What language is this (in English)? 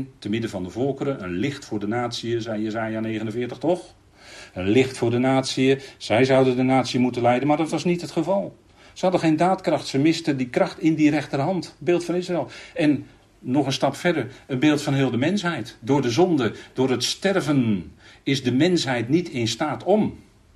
Dutch